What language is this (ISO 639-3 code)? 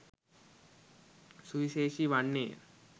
sin